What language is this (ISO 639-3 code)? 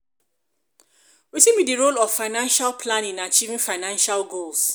pcm